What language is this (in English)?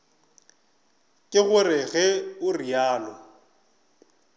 Northern Sotho